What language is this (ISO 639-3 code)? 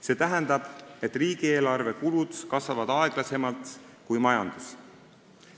est